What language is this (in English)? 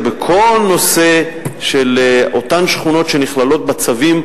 Hebrew